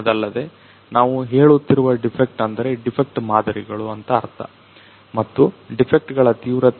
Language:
Kannada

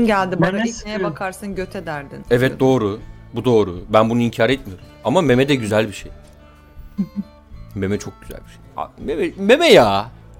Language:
Turkish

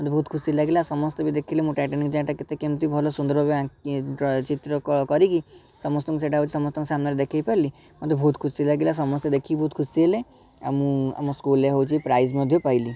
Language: Odia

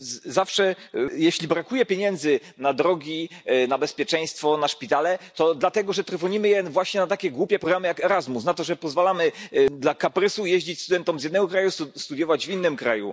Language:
Polish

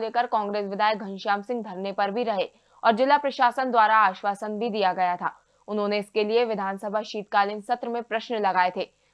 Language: Hindi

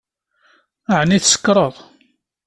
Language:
Kabyle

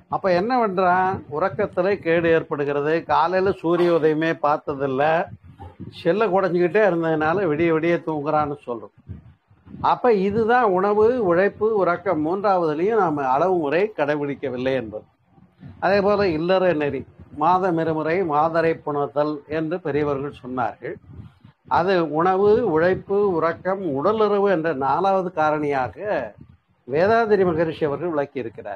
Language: Tamil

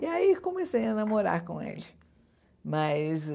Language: Portuguese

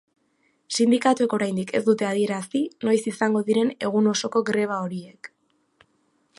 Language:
Basque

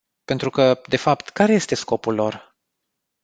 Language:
Romanian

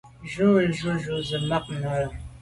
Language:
Medumba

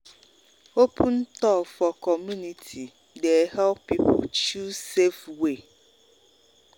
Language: Nigerian Pidgin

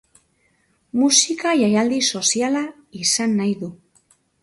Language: Basque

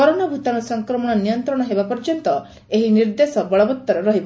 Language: Odia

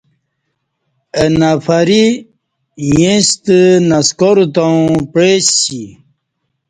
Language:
Kati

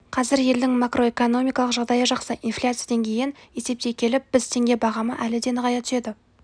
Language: Kazakh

